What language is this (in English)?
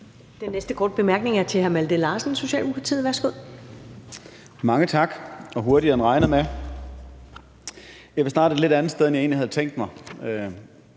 Danish